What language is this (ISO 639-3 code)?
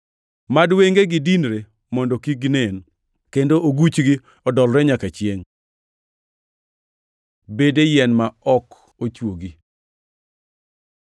luo